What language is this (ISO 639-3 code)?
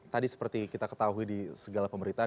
ind